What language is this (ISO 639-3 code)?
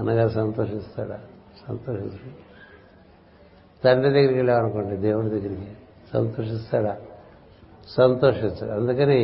tel